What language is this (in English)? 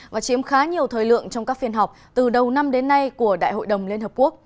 Vietnamese